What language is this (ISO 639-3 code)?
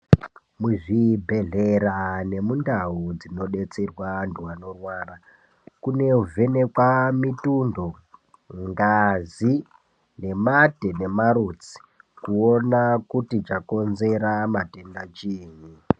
ndc